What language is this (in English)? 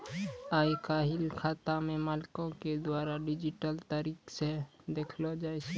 Maithili